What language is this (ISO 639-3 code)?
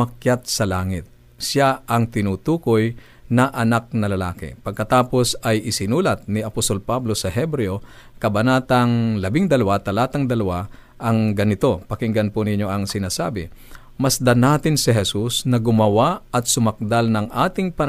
fil